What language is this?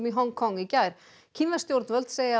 Icelandic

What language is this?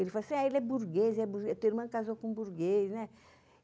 Portuguese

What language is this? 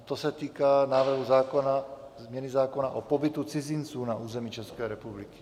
Czech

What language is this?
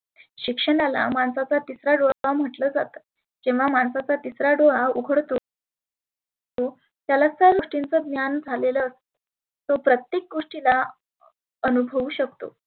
Marathi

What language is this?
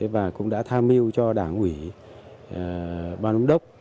Vietnamese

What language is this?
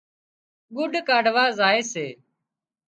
Wadiyara Koli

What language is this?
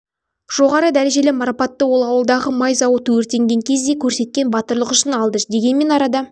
Kazakh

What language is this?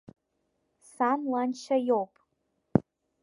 Abkhazian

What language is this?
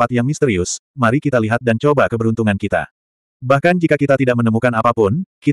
Indonesian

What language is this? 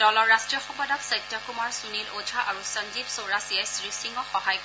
Assamese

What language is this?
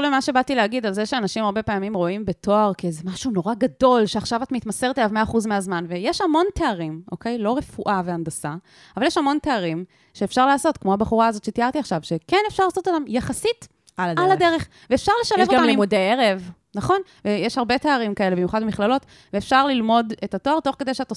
Hebrew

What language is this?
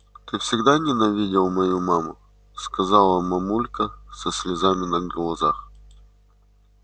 Russian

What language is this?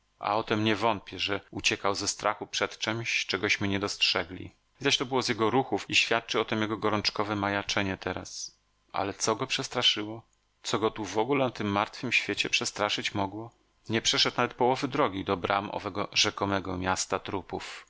Polish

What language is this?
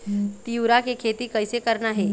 Chhattisgarhi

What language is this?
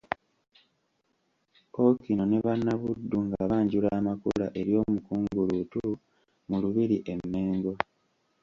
Ganda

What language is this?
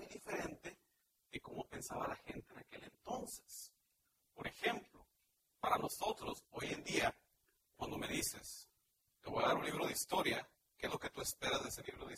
Spanish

